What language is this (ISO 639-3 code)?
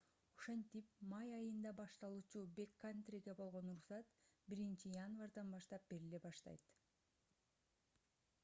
kir